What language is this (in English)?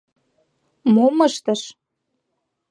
Mari